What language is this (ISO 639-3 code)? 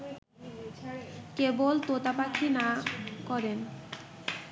ben